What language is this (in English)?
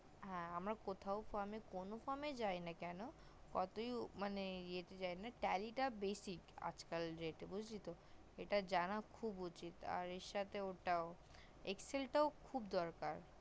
Bangla